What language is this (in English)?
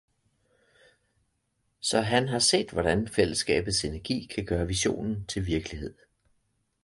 Danish